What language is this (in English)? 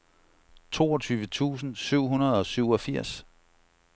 Danish